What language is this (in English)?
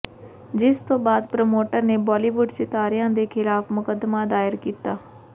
Punjabi